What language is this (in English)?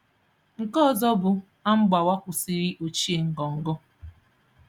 Igbo